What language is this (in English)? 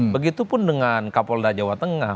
Indonesian